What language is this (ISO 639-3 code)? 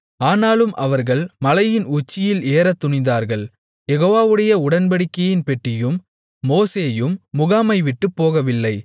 tam